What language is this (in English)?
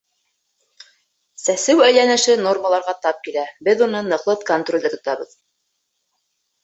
Bashkir